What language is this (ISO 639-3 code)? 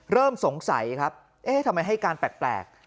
tha